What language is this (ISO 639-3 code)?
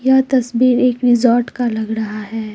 hin